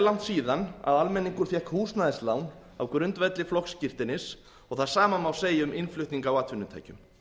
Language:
Icelandic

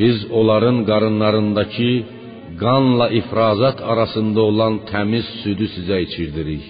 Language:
Persian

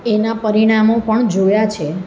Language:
Gujarati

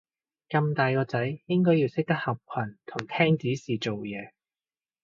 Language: Cantonese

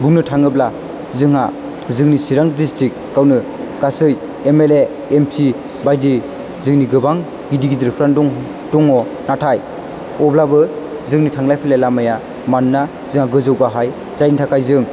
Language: Bodo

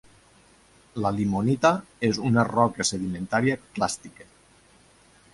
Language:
Catalan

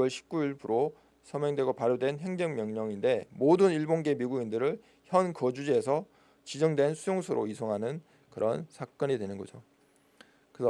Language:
Korean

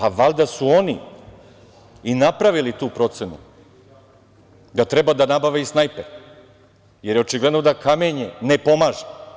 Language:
Serbian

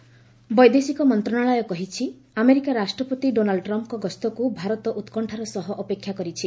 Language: Odia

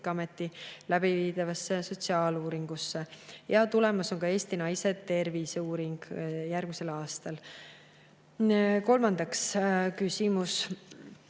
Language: Estonian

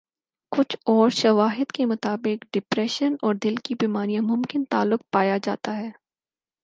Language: Urdu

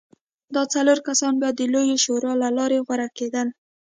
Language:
Pashto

